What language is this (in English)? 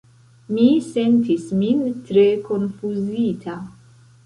Esperanto